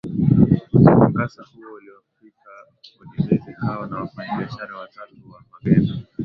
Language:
Swahili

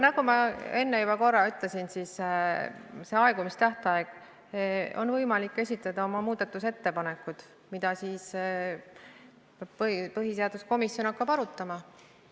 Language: Estonian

